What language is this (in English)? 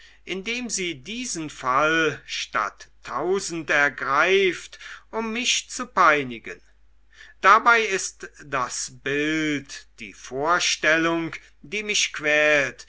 German